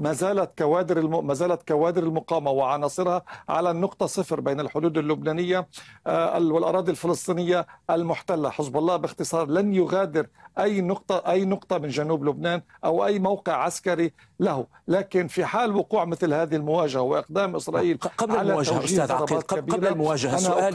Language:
Arabic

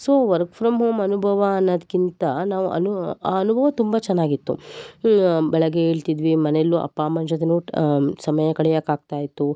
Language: Kannada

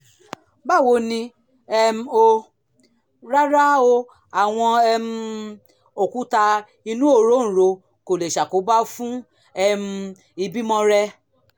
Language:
Yoruba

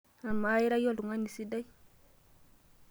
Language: Masai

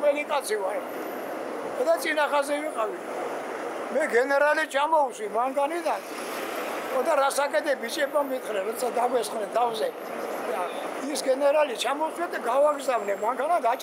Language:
Turkish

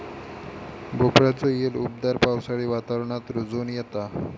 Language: Marathi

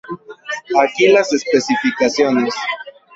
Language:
Spanish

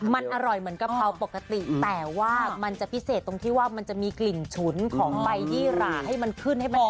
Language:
Thai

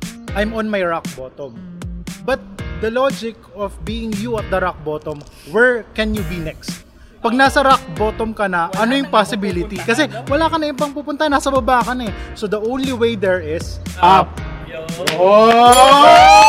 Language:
Filipino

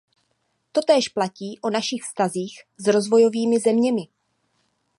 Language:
Czech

